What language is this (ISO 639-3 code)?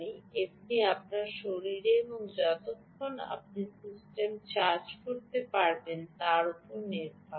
ben